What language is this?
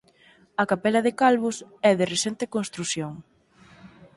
Galician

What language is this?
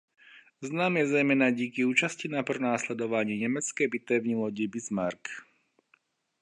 Czech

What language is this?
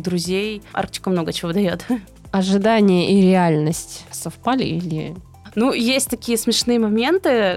Russian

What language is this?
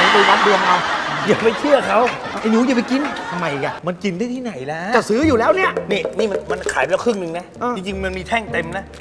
Thai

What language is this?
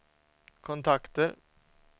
Swedish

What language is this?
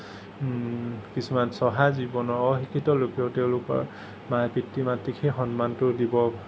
Assamese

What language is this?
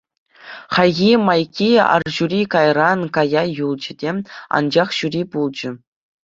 Chuvash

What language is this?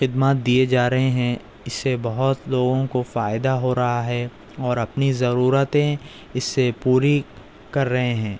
Urdu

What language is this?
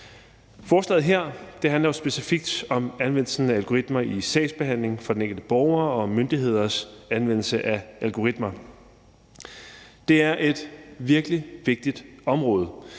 Danish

